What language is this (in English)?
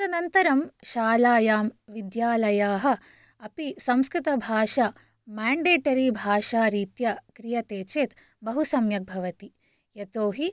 Sanskrit